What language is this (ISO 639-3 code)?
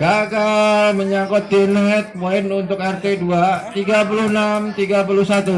ind